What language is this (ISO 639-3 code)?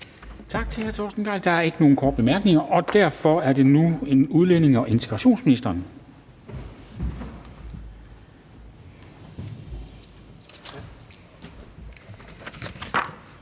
dan